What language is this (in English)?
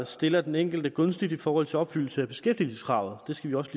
Danish